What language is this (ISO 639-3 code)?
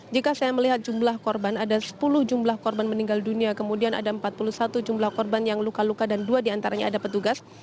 ind